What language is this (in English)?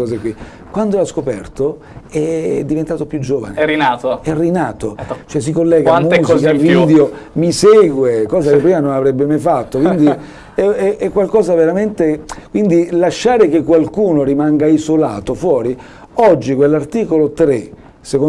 Italian